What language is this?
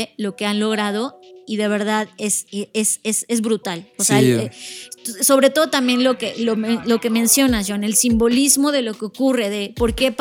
Spanish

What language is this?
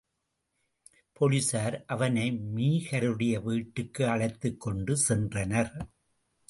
Tamil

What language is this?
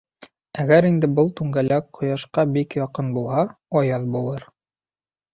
Bashkir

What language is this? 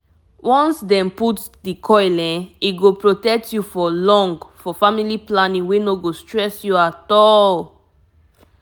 Nigerian Pidgin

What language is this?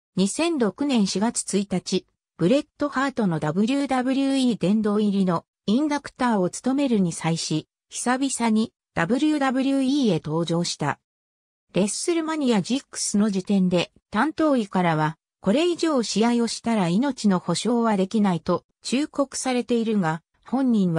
Japanese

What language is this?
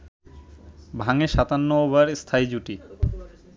Bangla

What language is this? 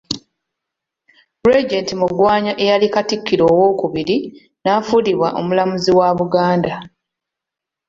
Ganda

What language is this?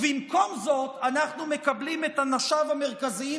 Hebrew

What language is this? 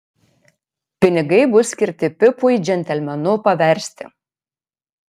Lithuanian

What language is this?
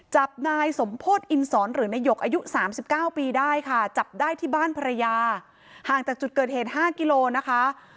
Thai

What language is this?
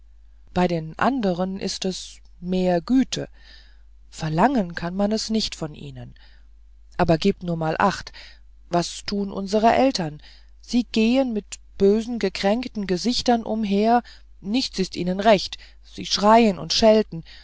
German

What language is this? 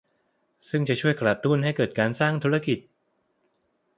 Thai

